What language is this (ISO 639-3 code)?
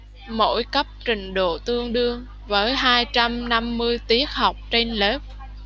vie